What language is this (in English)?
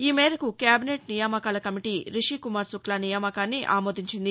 Telugu